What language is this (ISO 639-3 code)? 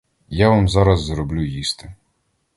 ukr